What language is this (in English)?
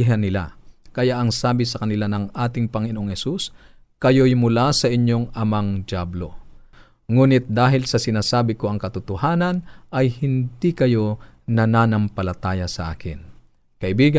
Filipino